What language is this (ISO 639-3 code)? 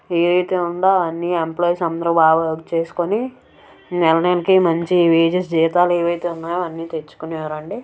tel